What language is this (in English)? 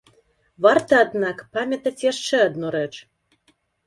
Belarusian